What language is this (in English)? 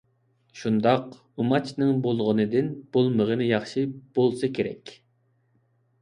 Uyghur